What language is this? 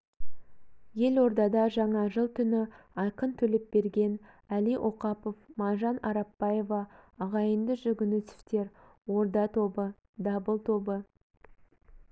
Kazakh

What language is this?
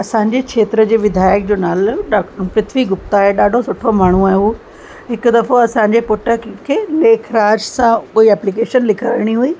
Sindhi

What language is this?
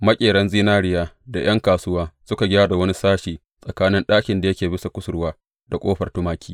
Hausa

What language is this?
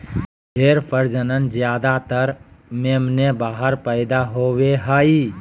Magahi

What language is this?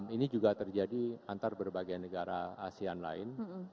Indonesian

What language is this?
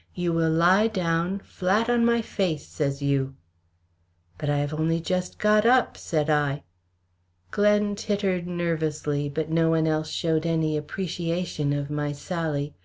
English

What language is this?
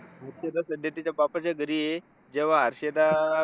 Marathi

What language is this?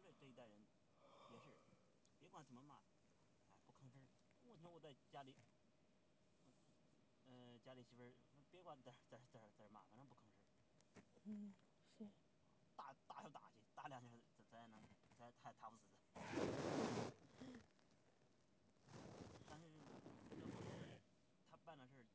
Chinese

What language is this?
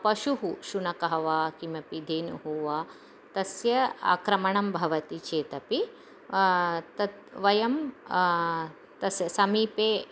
Sanskrit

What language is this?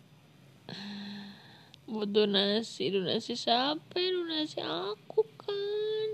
Indonesian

